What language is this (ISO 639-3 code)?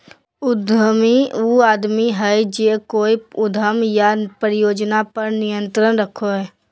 mag